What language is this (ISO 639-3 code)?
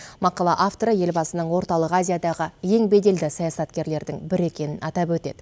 kaz